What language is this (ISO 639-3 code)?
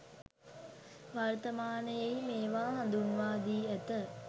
sin